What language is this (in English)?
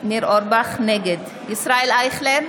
Hebrew